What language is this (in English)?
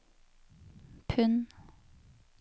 Norwegian